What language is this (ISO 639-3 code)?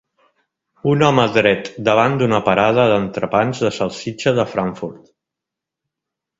cat